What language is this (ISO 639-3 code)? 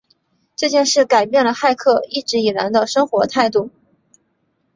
zho